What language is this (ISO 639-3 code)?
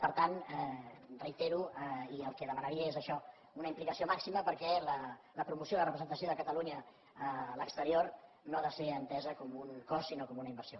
cat